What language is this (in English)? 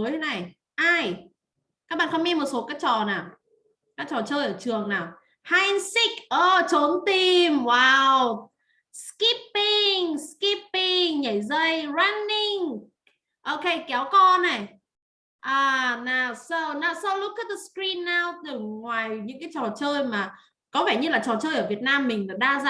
Vietnamese